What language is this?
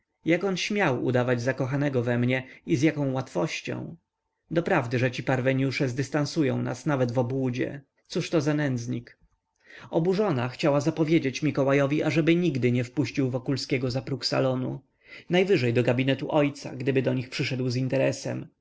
Polish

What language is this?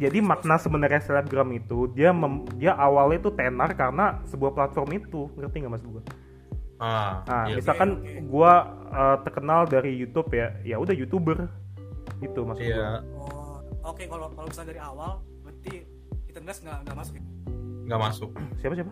Indonesian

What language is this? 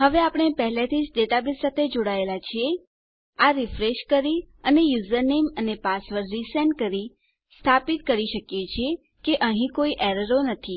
Gujarati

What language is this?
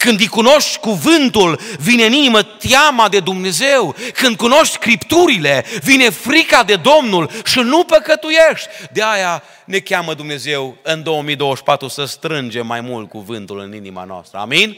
Romanian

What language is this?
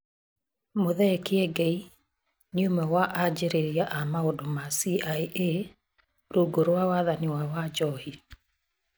Kikuyu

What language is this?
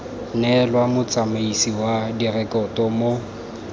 Tswana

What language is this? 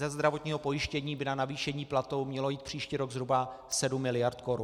Czech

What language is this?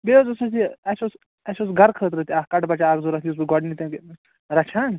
Kashmiri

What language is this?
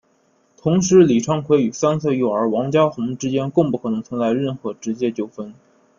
Chinese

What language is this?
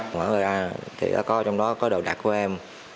Vietnamese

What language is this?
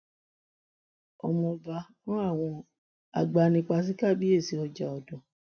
Yoruba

